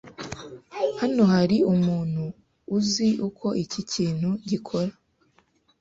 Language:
Kinyarwanda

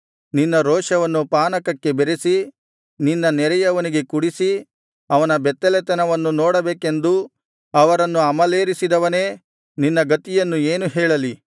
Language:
Kannada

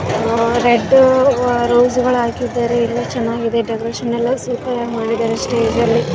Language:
Kannada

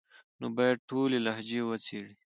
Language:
Pashto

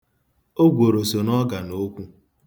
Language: Igbo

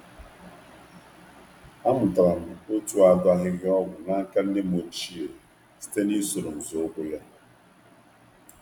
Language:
Igbo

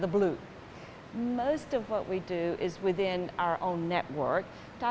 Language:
Indonesian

